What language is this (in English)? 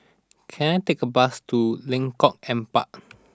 English